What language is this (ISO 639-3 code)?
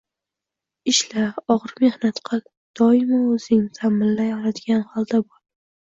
uzb